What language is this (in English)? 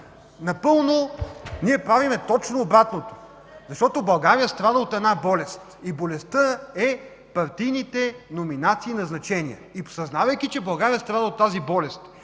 Bulgarian